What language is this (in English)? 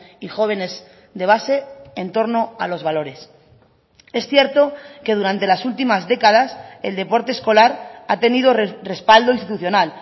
Spanish